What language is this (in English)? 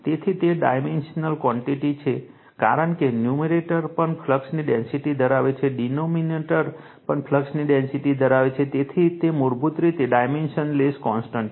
Gujarati